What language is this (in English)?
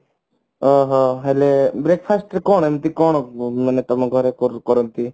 Odia